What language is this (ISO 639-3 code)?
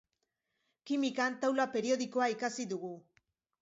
eus